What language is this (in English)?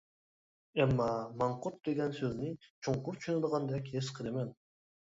Uyghur